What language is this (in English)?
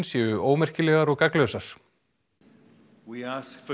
Icelandic